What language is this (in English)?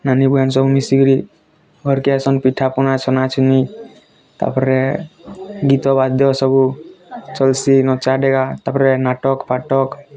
Odia